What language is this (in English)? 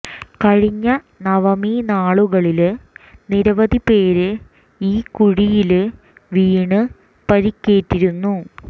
Malayalam